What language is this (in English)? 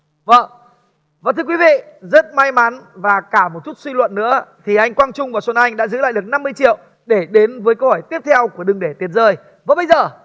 Vietnamese